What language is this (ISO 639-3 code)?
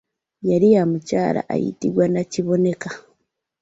lug